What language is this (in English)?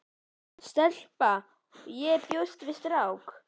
Icelandic